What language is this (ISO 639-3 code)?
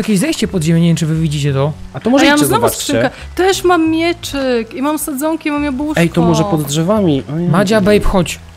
pol